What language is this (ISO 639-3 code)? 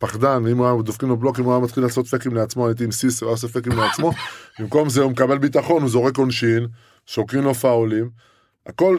heb